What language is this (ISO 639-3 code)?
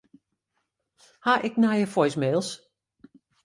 fry